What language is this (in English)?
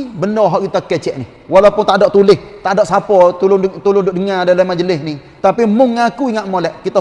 Malay